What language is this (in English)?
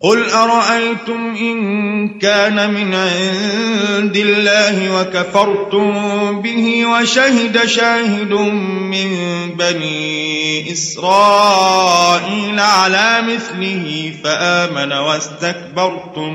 Arabic